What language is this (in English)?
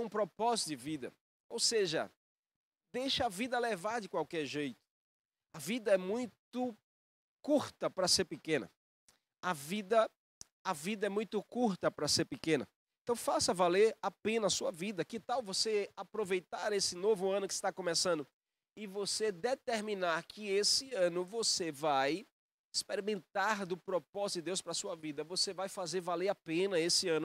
Portuguese